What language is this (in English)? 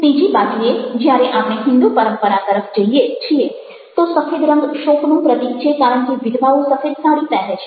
Gujarati